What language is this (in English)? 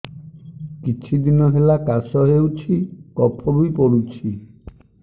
Odia